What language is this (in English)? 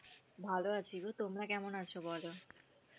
Bangla